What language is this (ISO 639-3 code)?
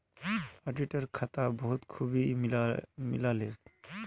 mag